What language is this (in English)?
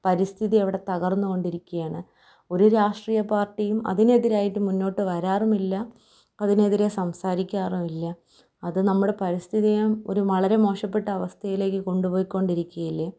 Malayalam